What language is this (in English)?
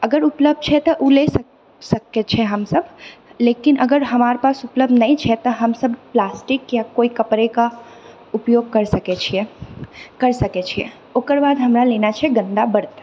Maithili